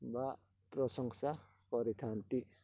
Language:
Odia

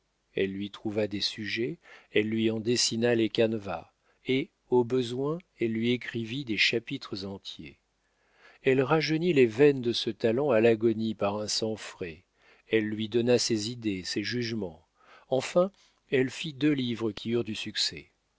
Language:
French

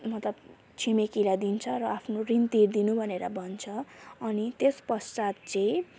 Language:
Nepali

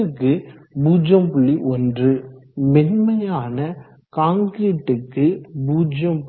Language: Tamil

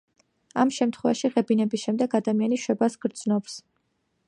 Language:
Georgian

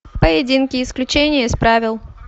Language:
Russian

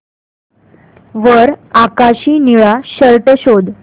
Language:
Marathi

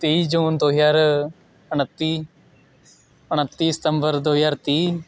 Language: Punjabi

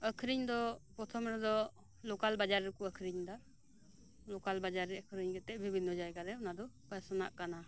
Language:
Santali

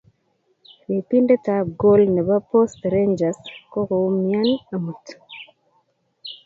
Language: Kalenjin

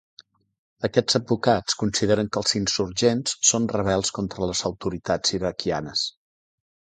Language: Catalan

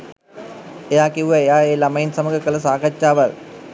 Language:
Sinhala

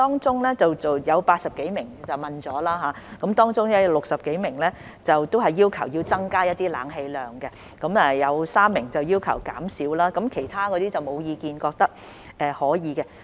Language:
Cantonese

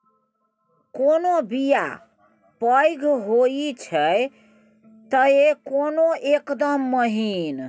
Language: Maithili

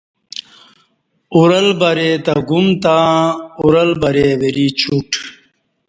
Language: Kati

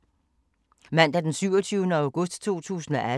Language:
Danish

